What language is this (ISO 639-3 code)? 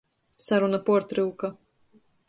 ltg